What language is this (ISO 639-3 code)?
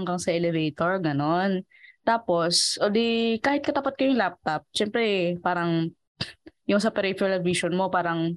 fil